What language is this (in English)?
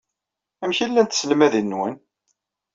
Kabyle